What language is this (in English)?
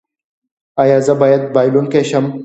Pashto